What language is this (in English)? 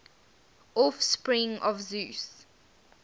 English